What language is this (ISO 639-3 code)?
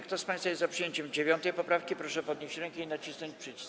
pol